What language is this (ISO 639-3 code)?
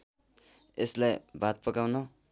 nep